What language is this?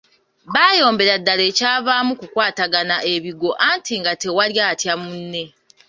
Ganda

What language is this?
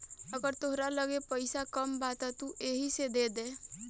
Bhojpuri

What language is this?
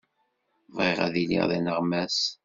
Kabyle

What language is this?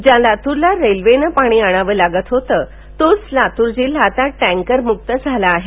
Marathi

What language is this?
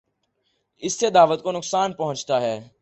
Urdu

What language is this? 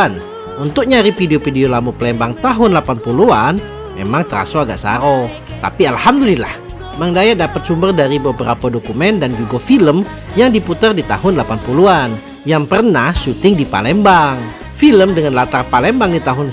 Indonesian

